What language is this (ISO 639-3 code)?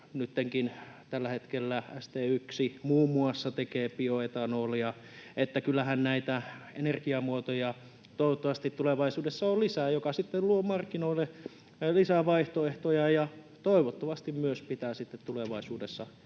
fin